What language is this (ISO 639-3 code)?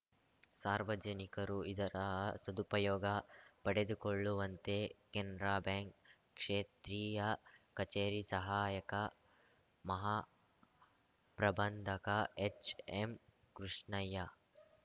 kan